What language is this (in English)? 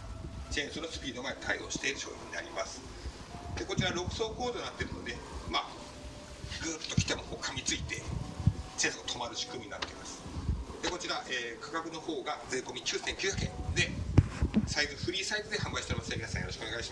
Japanese